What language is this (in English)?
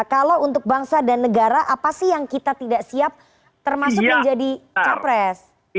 Indonesian